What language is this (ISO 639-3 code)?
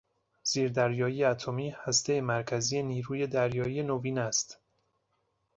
fas